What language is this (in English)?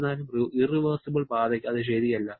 Malayalam